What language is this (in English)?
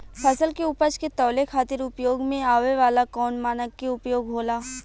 Bhojpuri